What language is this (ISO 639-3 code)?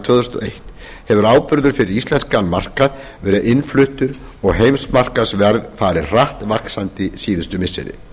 isl